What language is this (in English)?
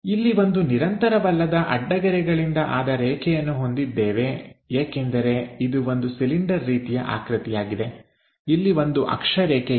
Kannada